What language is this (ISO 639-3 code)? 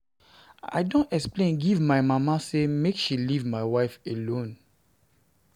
pcm